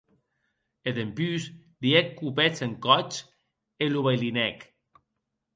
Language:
Occitan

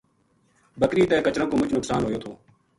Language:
Gujari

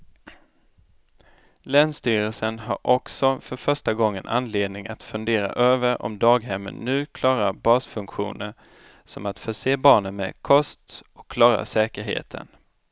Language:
Swedish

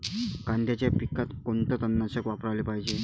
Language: Marathi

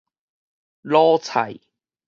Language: Min Nan Chinese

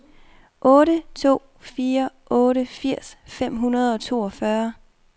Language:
Danish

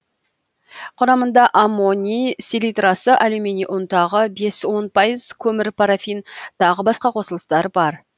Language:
Kazakh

